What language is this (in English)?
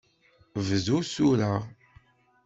Kabyle